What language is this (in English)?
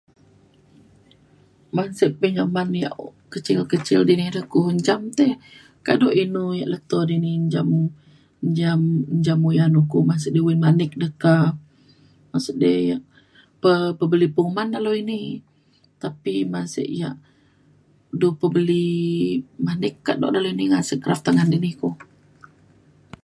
Mainstream Kenyah